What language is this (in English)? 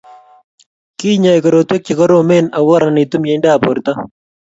Kalenjin